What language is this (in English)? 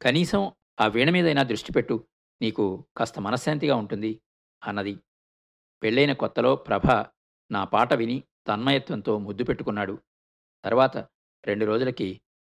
Telugu